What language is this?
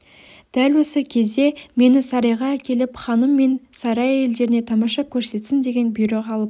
Kazakh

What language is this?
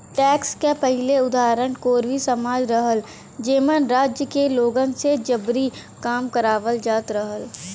Bhojpuri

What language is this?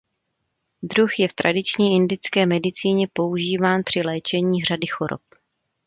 Czech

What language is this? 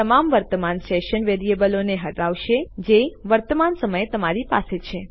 Gujarati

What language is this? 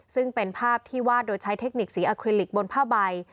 Thai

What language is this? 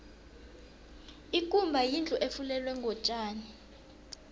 South Ndebele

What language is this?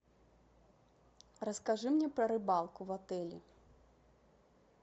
Russian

